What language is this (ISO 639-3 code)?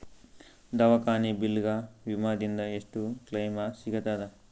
kan